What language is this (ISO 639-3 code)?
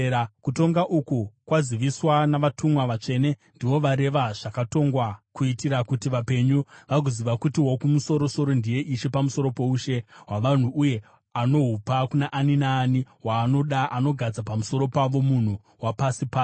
sna